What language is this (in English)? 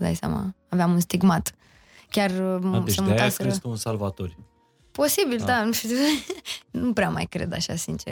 Romanian